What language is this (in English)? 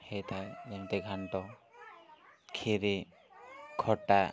Odia